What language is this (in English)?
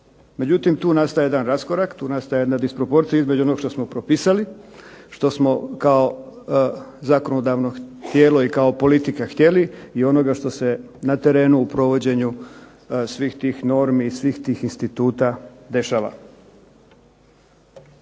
Croatian